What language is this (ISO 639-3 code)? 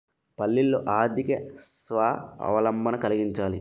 tel